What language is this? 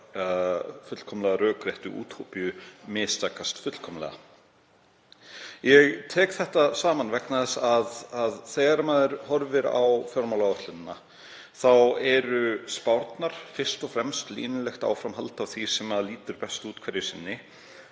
Icelandic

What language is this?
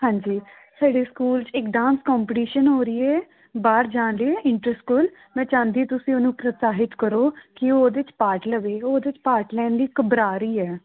Punjabi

